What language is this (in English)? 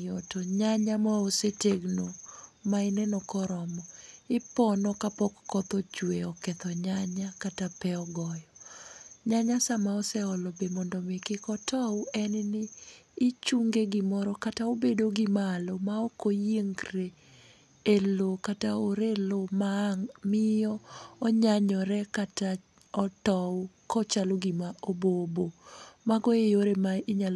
Luo (Kenya and Tanzania)